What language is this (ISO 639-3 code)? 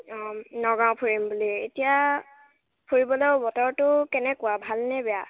asm